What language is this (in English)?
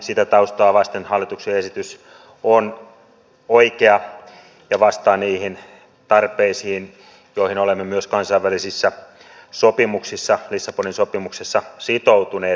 Finnish